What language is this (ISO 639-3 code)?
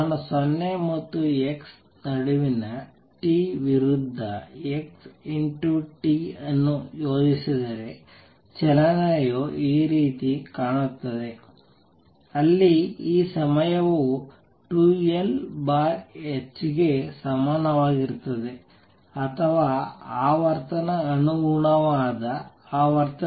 kan